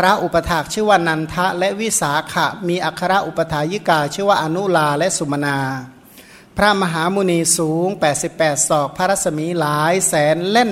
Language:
Thai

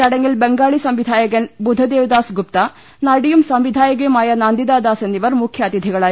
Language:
Malayalam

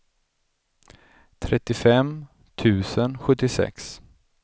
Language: Swedish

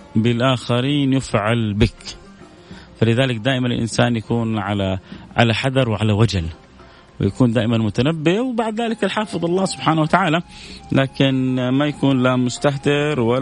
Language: Arabic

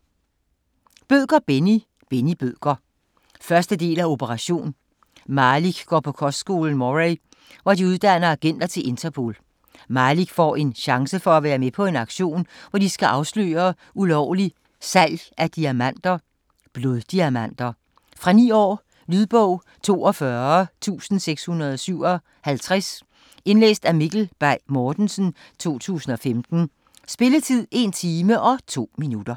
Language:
Danish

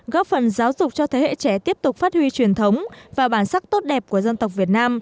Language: Vietnamese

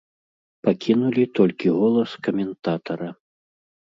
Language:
Belarusian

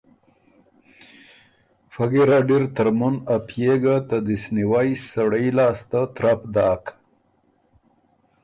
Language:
Ormuri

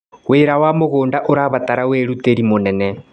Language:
Kikuyu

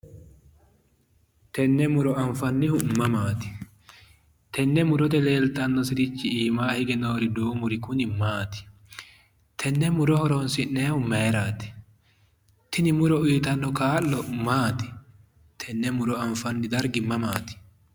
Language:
Sidamo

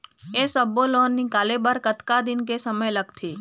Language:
Chhattisgarhi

